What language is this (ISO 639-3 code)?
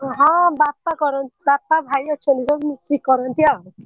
ori